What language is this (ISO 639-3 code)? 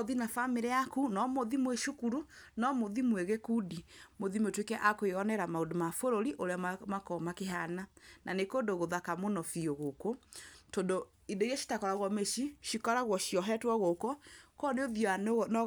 kik